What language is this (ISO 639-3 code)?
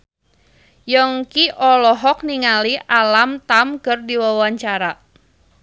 sun